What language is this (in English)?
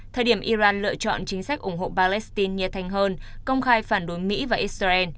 Vietnamese